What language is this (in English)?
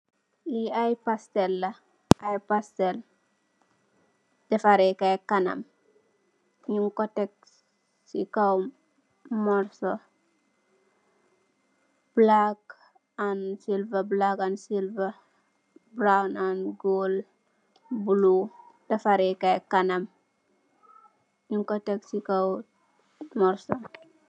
Wolof